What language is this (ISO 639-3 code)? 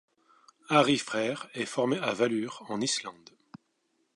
fra